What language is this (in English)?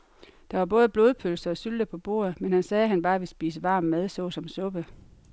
Danish